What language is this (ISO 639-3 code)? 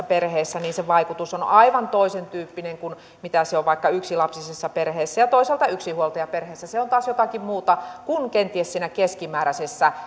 fin